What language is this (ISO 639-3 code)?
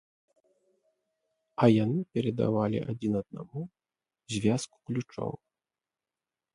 bel